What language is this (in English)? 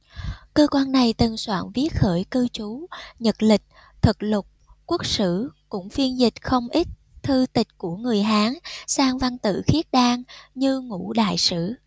Vietnamese